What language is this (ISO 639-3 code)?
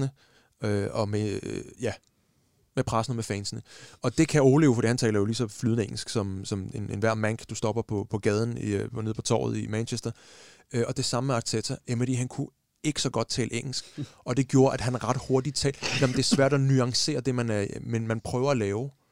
dan